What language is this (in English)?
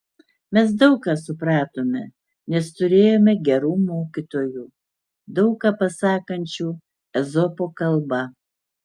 Lithuanian